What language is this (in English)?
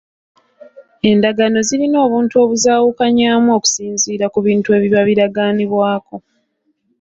Ganda